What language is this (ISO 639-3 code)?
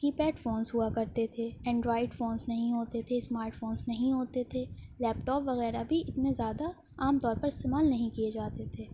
urd